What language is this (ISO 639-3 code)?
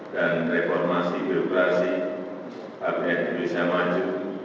ind